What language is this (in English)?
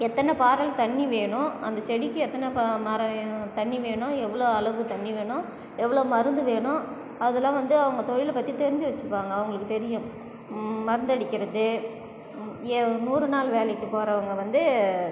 Tamil